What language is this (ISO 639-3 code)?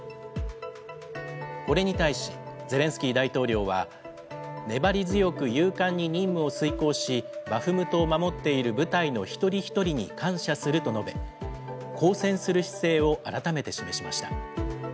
jpn